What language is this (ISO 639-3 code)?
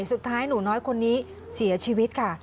tha